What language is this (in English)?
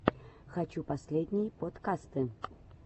Russian